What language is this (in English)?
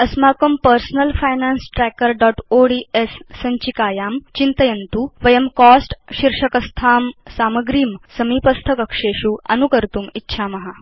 Sanskrit